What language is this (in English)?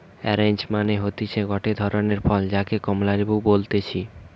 Bangla